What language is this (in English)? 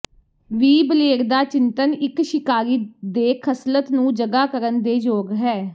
Punjabi